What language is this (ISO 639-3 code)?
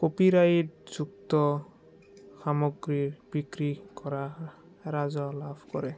asm